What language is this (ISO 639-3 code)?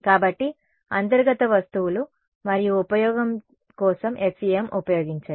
tel